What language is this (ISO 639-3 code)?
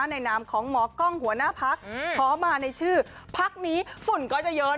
tha